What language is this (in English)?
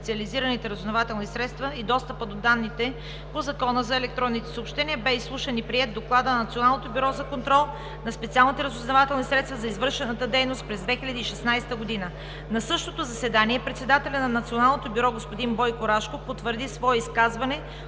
Bulgarian